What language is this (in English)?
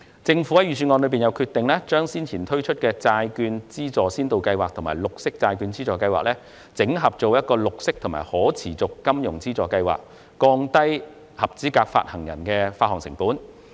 Cantonese